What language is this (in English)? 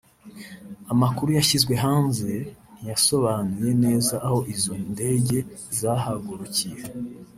Kinyarwanda